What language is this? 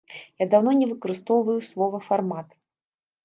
Belarusian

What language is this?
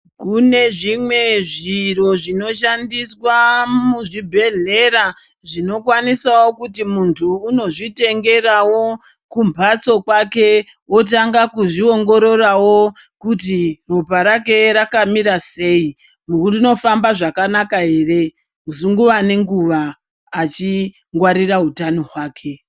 Ndau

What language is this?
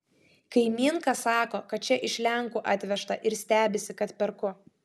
Lithuanian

